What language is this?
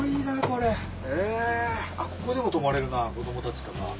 Japanese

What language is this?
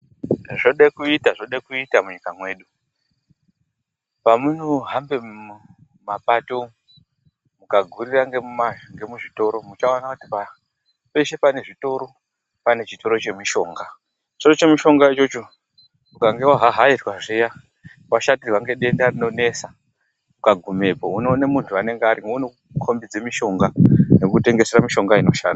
Ndau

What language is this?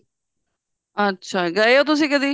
Punjabi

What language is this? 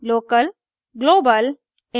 Hindi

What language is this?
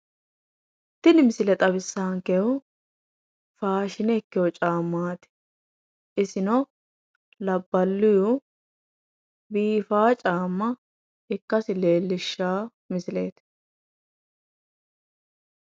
Sidamo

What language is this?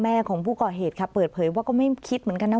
Thai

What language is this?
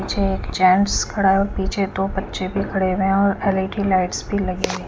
Hindi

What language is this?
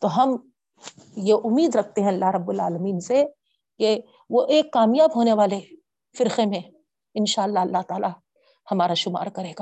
Urdu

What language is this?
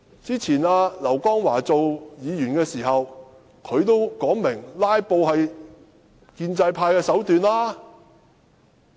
Cantonese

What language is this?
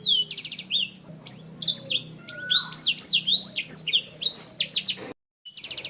Indonesian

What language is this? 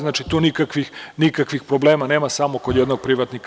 Serbian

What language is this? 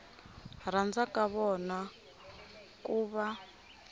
Tsonga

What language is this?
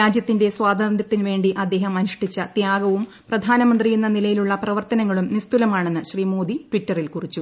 Malayalam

